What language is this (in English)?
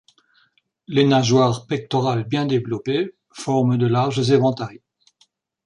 French